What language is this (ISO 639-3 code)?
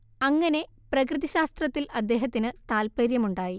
mal